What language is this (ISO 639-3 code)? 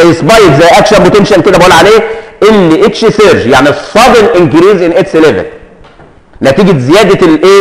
ara